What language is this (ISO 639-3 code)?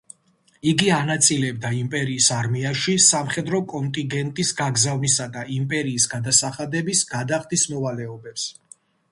kat